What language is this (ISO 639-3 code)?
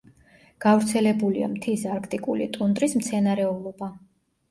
kat